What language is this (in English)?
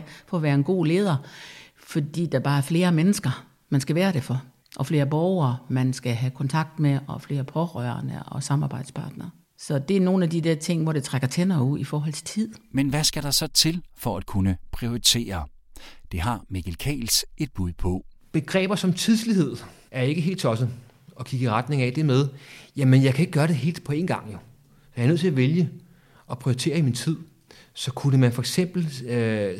Danish